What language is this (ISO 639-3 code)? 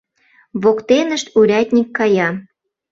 chm